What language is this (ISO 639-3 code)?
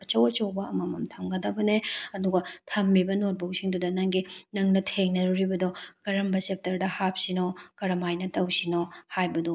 mni